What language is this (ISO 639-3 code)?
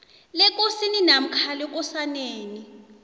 nbl